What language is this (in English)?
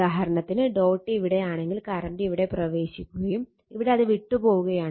Malayalam